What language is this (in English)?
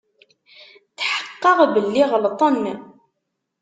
Kabyle